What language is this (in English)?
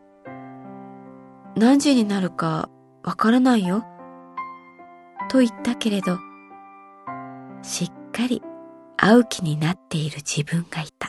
Japanese